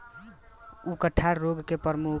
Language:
Bhojpuri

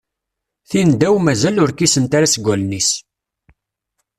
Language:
Kabyle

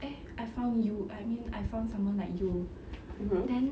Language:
English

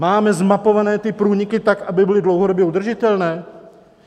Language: Czech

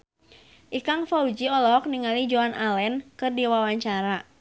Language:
Sundanese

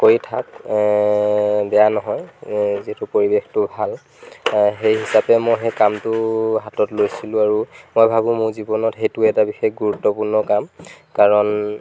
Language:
Assamese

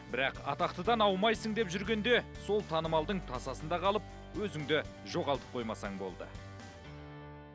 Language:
Kazakh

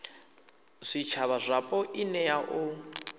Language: Venda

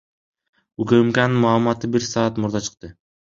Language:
Kyrgyz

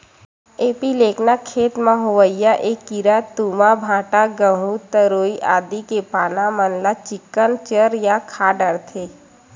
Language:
Chhattisgarhi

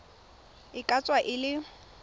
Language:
Tswana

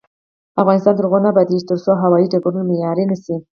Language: Pashto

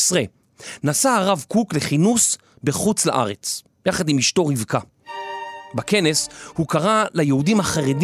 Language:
Hebrew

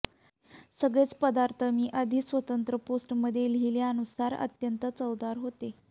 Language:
Marathi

